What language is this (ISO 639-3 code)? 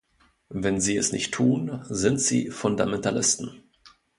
deu